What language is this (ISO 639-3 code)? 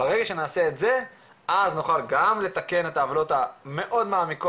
heb